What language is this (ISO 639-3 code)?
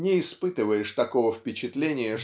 rus